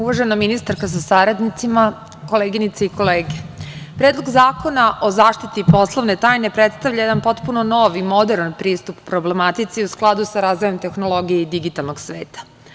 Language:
Serbian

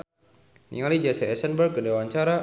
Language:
Sundanese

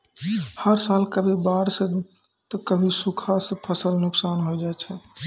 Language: Maithili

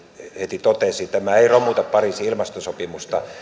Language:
Finnish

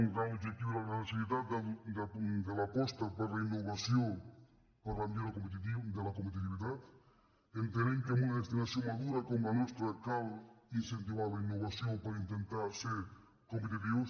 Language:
Catalan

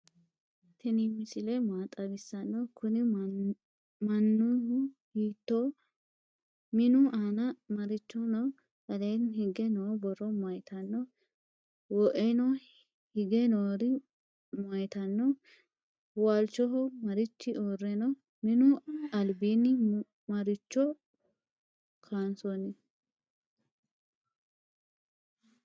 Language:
Sidamo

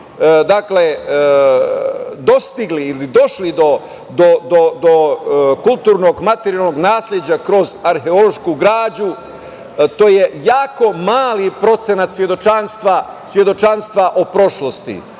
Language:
Serbian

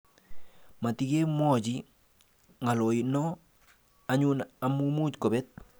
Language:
Kalenjin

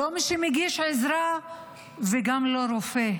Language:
Hebrew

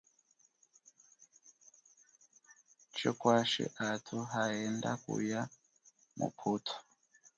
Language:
Chokwe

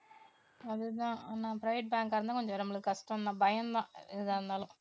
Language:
Tamil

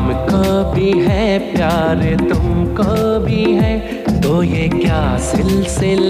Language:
Hindi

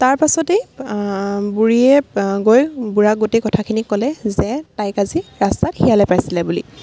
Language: Assamese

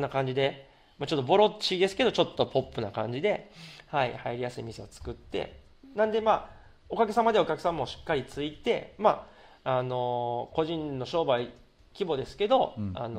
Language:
Japanese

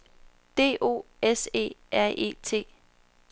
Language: Danish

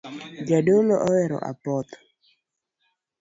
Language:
Luo (Kenya and Tanzania)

